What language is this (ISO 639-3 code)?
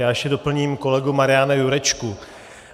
ces